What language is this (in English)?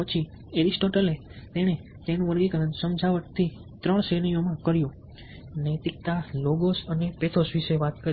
Gujarati